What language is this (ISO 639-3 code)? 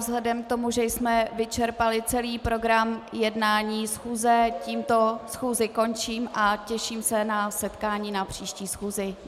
ces